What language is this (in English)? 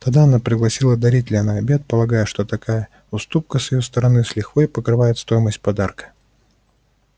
Russian